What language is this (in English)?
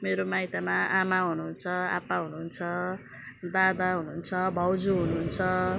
Nepali